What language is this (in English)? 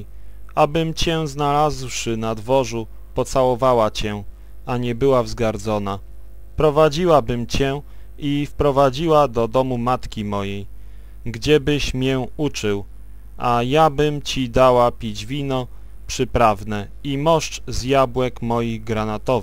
Polish